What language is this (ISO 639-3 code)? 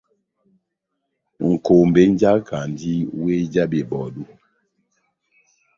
bnm